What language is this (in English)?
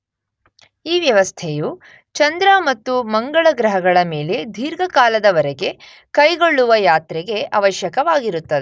Kannada